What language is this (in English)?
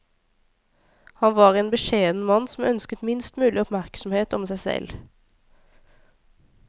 Norwegian